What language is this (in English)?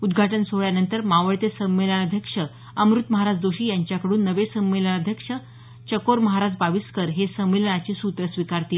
Marathi